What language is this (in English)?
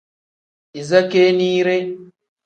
Tem